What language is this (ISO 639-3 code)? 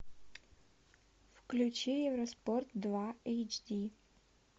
rus